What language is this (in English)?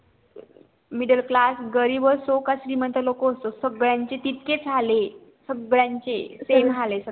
Marathi